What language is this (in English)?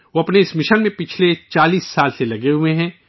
Urdu